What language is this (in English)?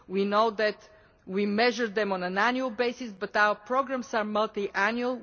English